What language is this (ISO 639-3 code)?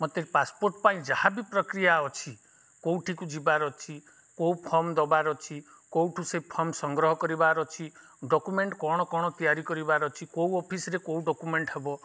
ori